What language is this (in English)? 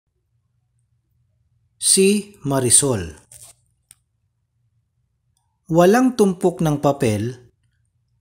Filipino